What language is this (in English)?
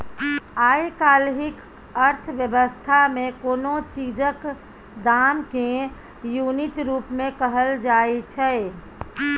Maithili